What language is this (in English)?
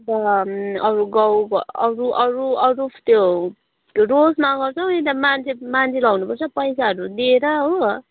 Nepali